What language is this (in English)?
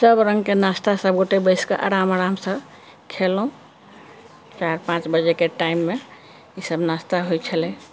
Maithili